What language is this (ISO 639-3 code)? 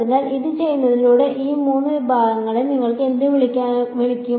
mal